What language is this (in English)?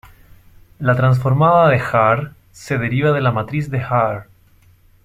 Spanish